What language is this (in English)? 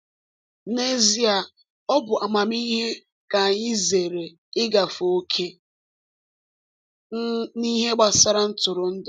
Igbo